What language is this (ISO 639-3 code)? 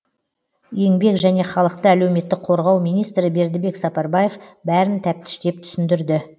kaz